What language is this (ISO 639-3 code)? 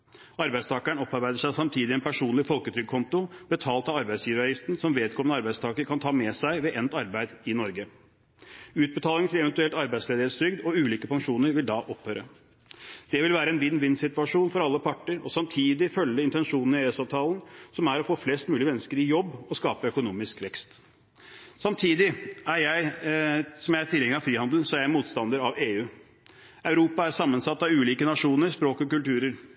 nob